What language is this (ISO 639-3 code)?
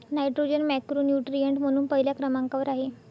mar